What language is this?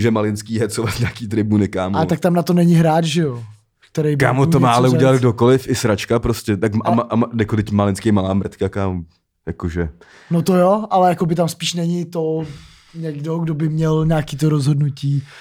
Czech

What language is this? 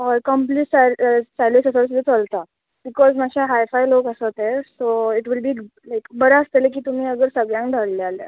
Konkani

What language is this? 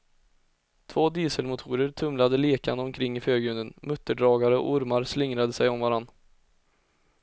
Swedish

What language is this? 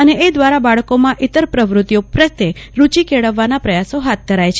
Gujarati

